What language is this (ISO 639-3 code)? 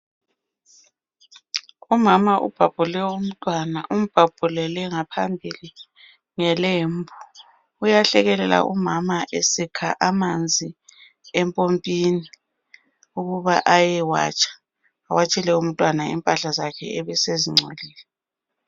nde